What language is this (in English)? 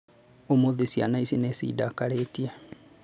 Kikuyu